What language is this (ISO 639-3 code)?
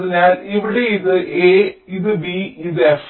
mal